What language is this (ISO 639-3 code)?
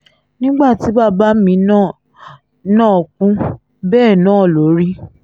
yor